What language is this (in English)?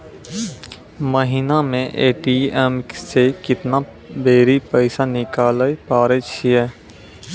Maithili